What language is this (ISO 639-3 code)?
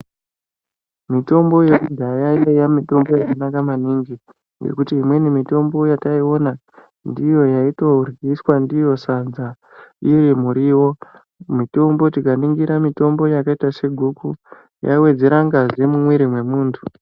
ndc